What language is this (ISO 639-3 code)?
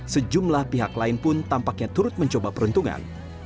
ind